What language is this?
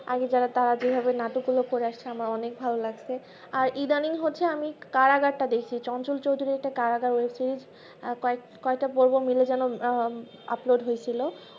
Bangla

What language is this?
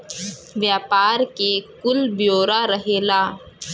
Bhojpuri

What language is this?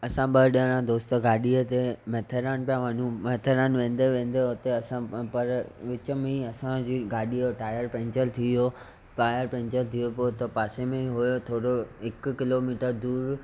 Sindhi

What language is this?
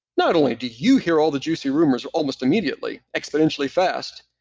English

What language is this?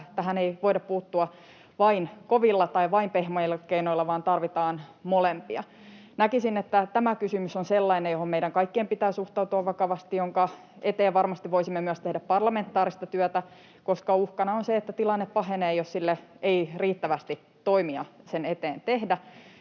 Finnish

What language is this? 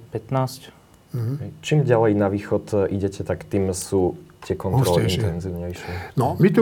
Slovak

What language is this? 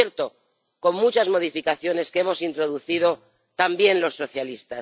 Spanish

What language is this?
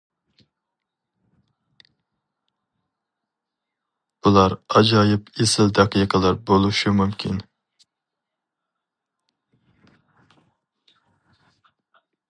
Uyghur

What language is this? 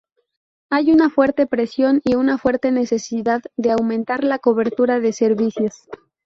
Spanish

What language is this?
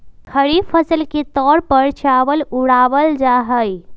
Magahi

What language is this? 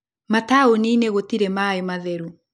Kikuyu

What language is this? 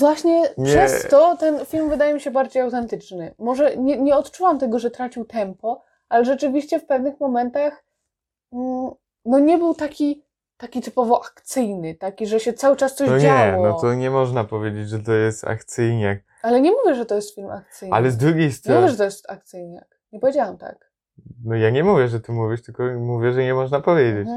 Polish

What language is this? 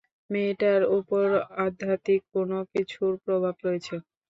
Bangla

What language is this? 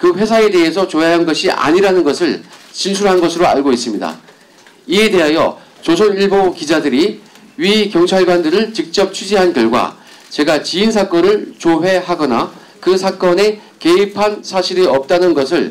Korean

